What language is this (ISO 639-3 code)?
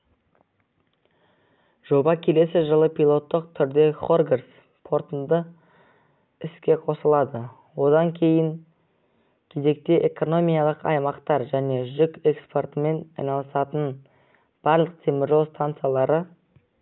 kaz